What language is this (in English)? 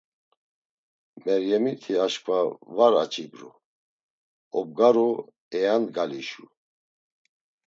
Laz